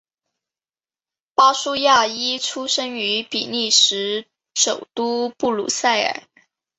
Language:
Chinese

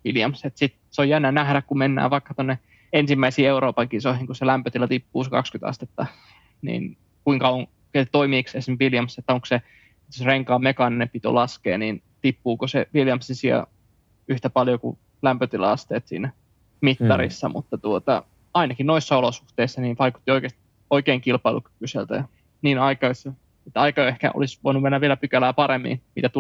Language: Finnish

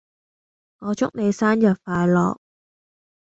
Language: Cantonese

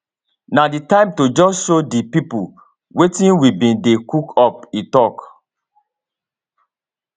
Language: Nigerian Pidgin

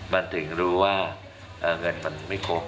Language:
Thai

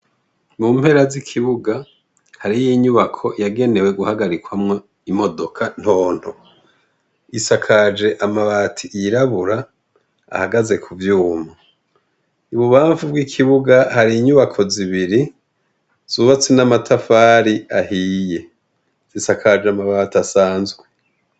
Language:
Rundi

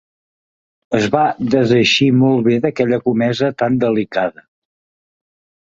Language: Catalan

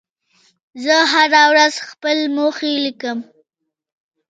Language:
Pashto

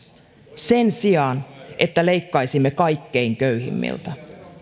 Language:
Finnish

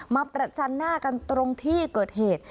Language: Thai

